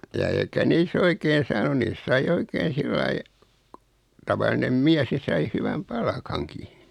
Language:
Finnish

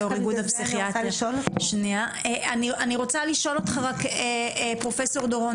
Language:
Hebrew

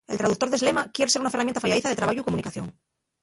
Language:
Asturian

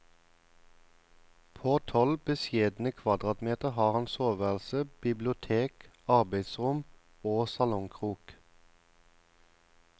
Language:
Norwegian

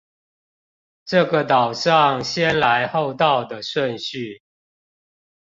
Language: Chinese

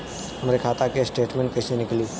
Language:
Bhojpuri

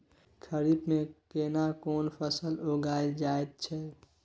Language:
Maithili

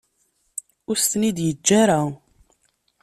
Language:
Kabyle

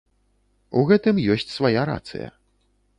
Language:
Belarusian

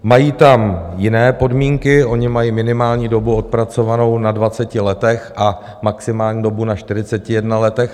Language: Czech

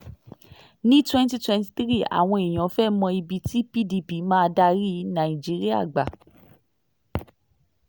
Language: Yoruba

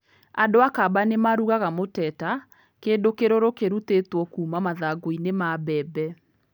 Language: Kikuyu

